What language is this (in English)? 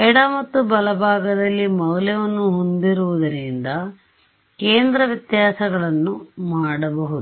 Kannada